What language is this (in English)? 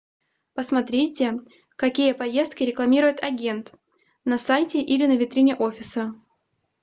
Russian